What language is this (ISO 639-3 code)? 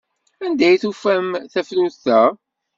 kab